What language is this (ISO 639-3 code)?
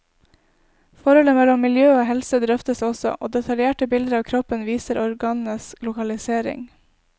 nor